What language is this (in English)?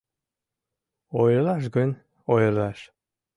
Mari